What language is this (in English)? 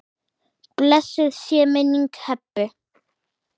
Icelandic